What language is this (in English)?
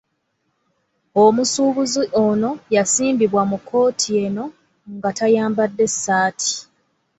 Ganda